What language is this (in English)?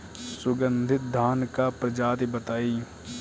Bhojpuri